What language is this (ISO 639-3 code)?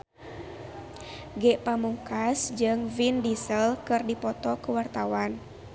sun